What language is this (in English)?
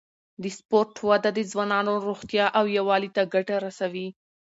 Pashto